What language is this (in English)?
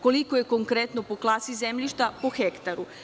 Serbian